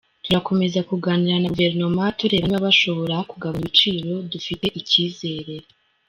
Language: Kinyarwanda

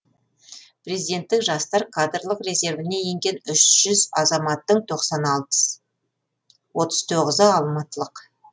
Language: Kazakh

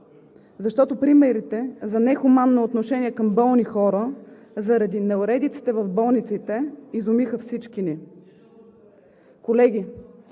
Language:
Bulgarian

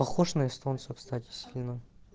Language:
Russian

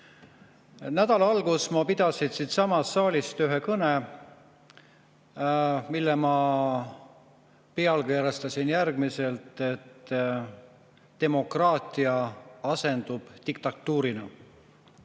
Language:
Estonian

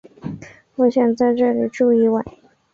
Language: Chinese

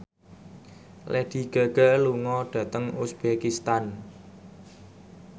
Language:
Javanese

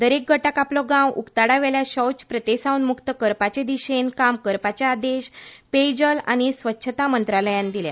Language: Konkani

